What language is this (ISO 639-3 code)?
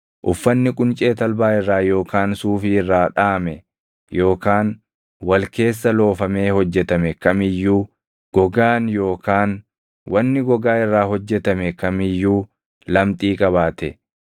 orm